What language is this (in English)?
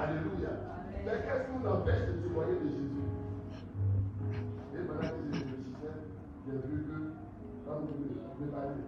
French